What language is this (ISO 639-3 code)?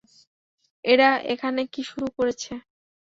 ben